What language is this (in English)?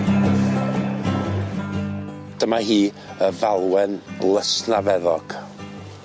Welsh